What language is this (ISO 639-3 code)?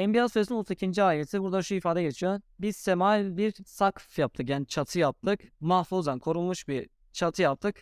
tur